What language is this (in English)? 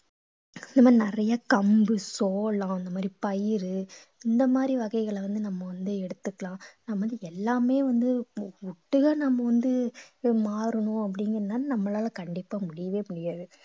Tamil